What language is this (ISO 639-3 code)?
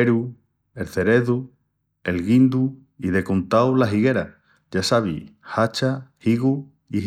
ext